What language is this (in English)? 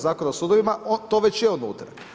Croatian